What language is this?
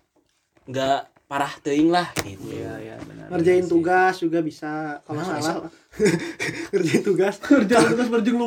Indonesian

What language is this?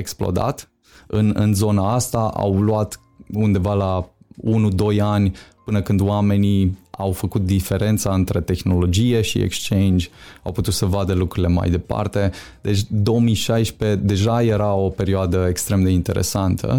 Romanian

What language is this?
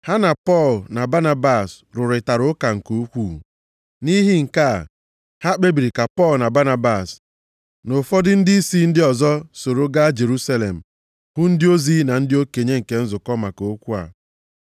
Igbo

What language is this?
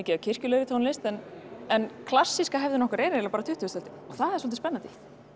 Icelandic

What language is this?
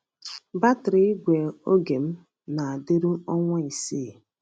Igbo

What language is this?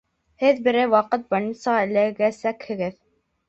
Bashkir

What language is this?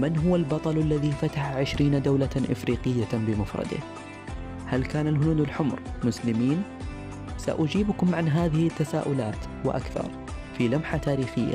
Arabic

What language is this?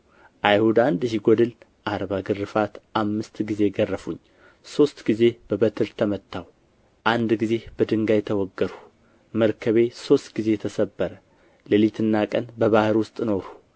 Amharic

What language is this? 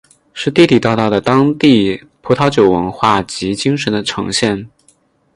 Chinese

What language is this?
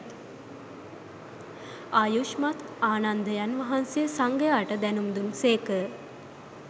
Sinhala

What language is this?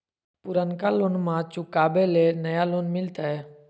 Magahi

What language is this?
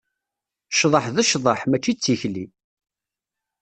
Kabyle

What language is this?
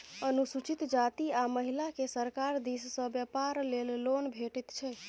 Maithili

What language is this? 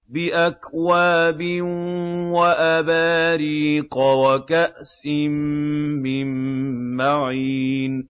Arabic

